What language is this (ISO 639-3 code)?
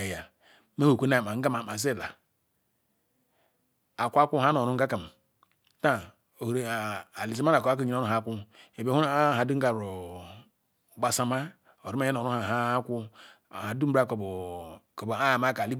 ikw